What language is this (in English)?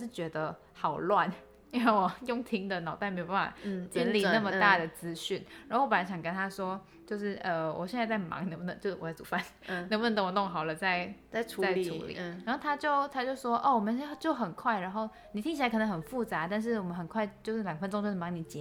Chinese